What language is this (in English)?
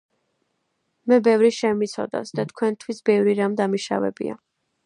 Georgian